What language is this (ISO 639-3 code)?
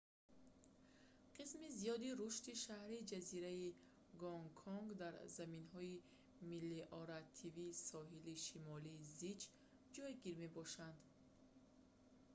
tgk